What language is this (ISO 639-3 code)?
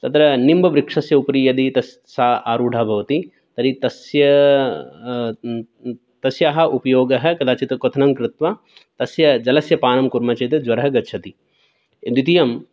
san